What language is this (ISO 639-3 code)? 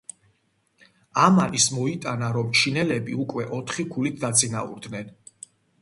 kat